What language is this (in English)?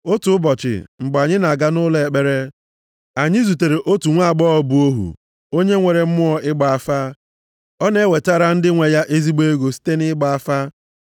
Igbo